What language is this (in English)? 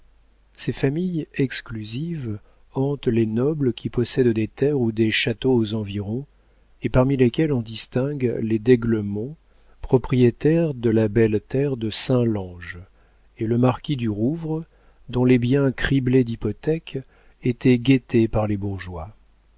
French